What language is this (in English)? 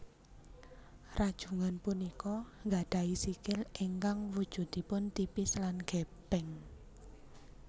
Javanese